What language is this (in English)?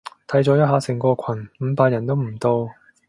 Cantonese